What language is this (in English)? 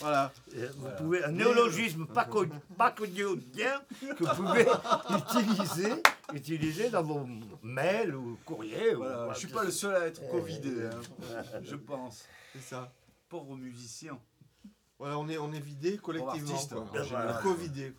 French